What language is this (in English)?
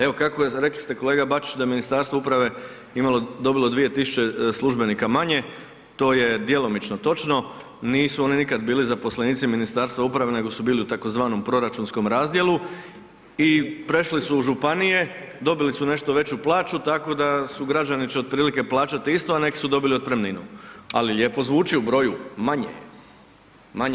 Croatian